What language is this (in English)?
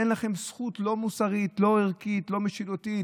Hebrew